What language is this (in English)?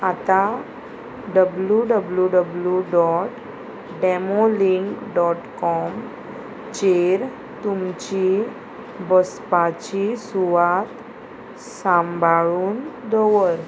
Konkani